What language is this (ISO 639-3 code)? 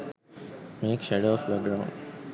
sin